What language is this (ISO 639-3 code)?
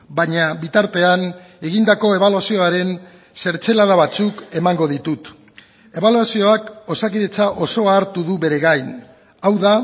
eus